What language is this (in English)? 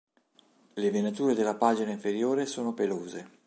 Italian